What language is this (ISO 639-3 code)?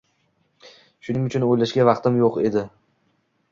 uzb